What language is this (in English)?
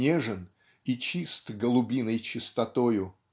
Russian